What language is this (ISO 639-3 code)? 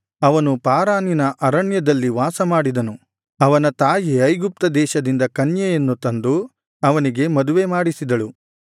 kan